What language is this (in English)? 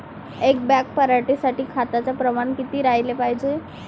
Marathi